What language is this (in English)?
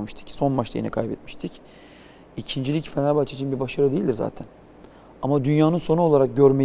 Turkish